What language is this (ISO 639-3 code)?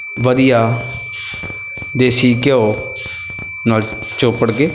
pan